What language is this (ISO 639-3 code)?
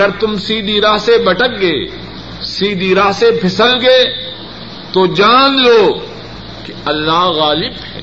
urd